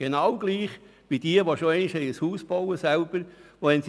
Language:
Swiss German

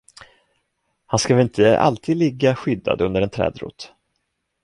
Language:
Swedish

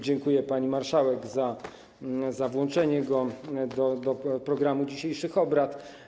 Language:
Polish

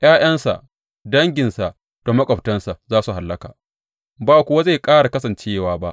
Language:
Hausa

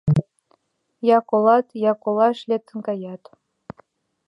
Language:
Mari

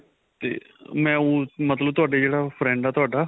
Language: Punjabi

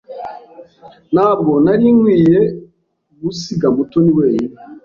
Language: Kinyarwanda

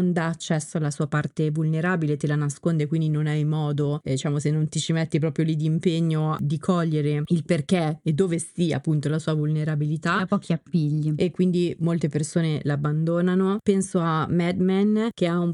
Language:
Italian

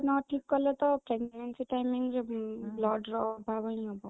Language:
Odia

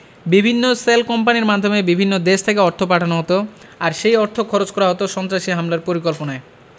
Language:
Bangla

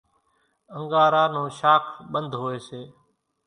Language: Kachi Koli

